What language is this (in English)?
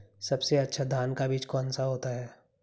Hindi